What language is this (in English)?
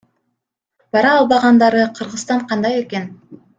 Kyrgyz